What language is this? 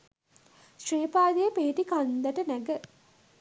Sinhala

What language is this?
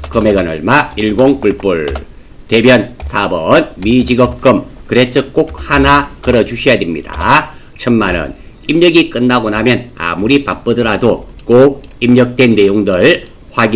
Korean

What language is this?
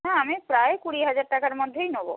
Bangla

